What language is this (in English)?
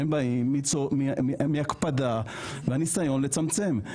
Hebrew